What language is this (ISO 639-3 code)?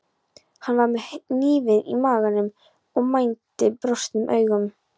isl